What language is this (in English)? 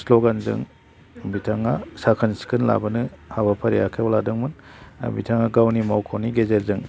Bodo